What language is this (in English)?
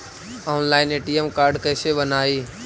Magahi